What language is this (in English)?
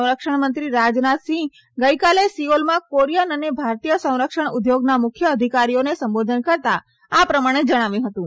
Gujarati